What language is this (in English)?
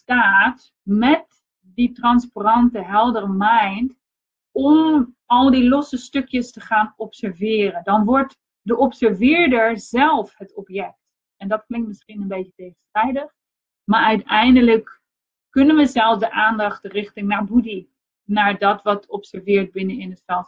Dutch